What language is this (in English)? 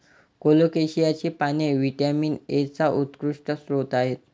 Marathi